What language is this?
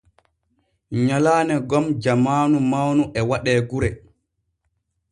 Borgu Fulfulde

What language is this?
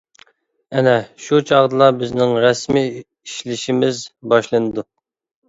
Uyghur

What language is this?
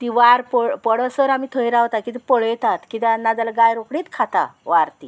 Konkani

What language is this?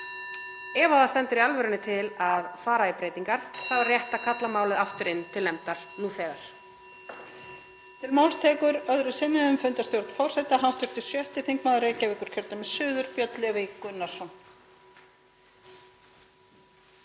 Icelandic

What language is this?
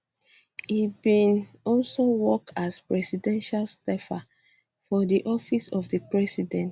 Nigerian Pidgin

